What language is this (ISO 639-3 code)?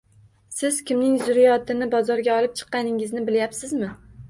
uzb